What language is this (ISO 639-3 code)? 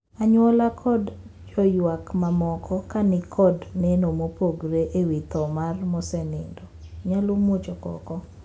luo